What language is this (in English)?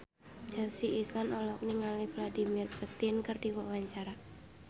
Sundanese